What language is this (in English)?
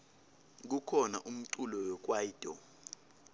Swati